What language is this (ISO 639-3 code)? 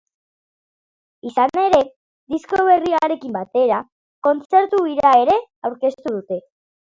eus